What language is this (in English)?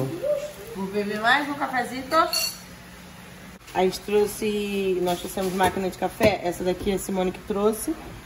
Portuguese